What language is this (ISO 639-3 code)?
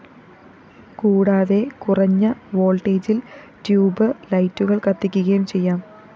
mal